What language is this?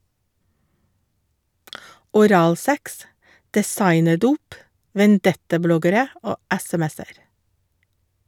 Norwegian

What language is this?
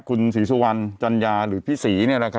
Thai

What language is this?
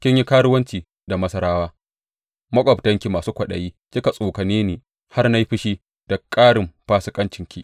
Hausa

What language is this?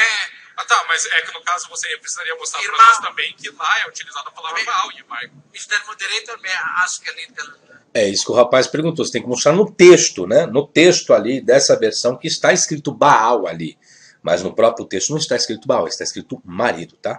Portuguese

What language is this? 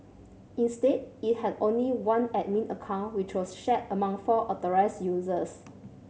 English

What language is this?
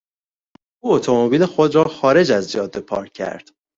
Persian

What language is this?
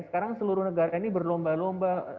Indonesian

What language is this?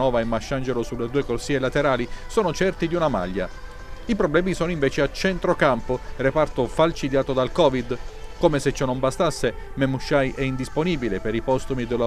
Italian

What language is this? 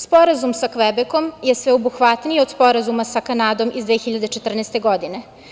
Serbian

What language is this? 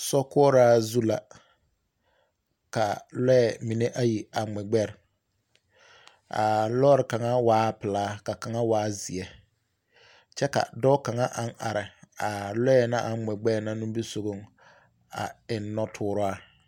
Southern Dagaare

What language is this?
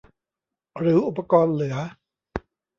Thai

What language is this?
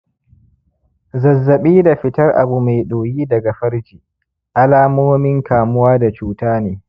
Hausa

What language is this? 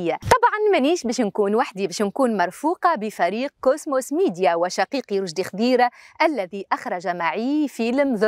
Arabic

